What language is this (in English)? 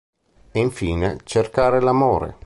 Italian